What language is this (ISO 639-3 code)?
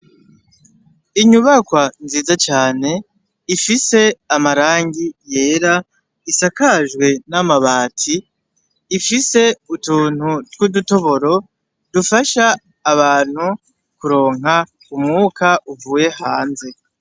run